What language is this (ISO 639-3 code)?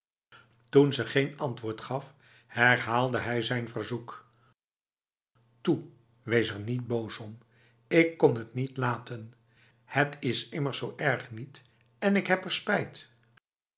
nld